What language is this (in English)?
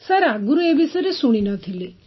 Odia